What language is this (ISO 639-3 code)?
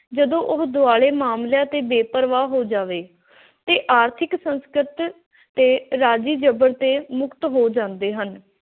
pan